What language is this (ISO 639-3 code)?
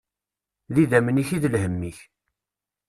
kab